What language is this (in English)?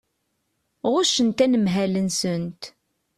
Kabyle